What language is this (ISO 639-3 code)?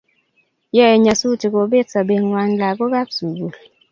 kln